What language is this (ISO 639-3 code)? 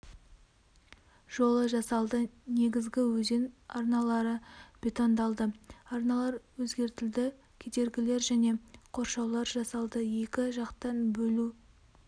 kaz